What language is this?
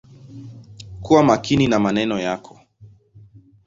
Swahili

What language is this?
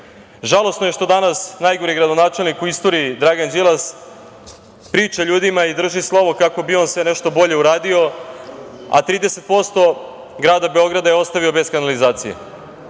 Serbian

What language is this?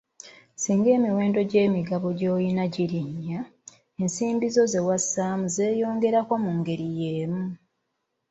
Ganda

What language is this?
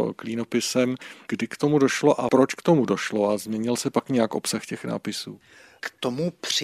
Czech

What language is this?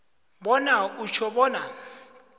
South Ndebele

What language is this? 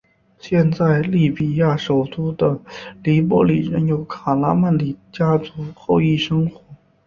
Chinese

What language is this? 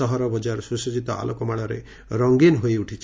Odia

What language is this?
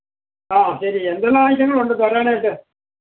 Malayalam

